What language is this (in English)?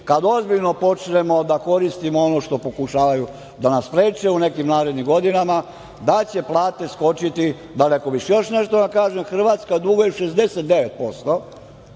Serbian